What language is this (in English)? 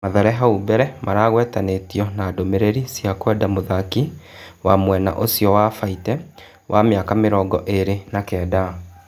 Kikuyu